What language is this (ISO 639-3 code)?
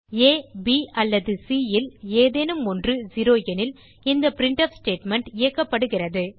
tam